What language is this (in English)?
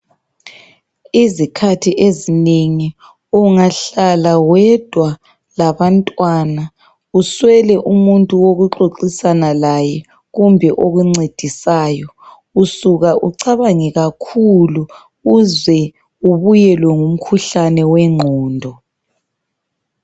North Ndebele